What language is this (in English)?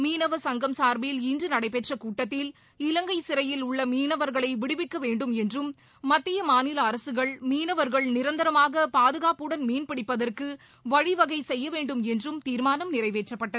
Tamil